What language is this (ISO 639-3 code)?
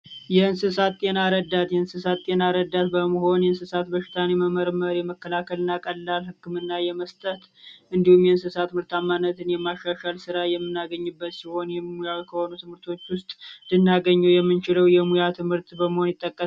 amh